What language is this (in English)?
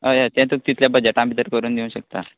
Konkani